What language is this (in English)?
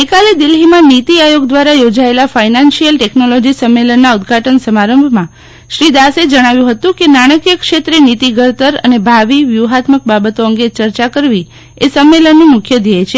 Gujarati